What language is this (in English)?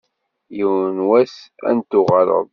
Kabyle